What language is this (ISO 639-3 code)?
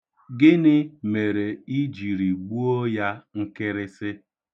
ibo